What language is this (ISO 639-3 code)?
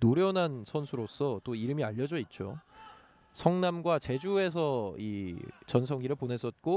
kor